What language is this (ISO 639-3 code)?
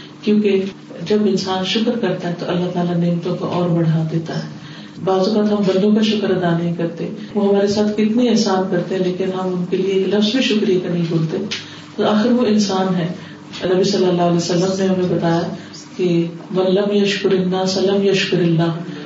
urd